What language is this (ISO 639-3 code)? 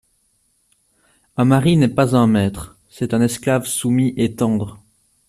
fra